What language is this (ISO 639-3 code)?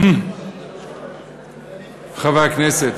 heb